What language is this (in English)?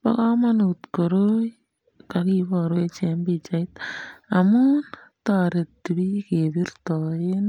Kalenjin